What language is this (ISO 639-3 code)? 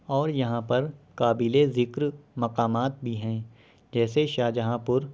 urd